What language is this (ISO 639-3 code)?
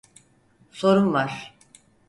tur